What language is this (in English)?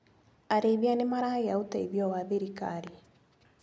Kikuyu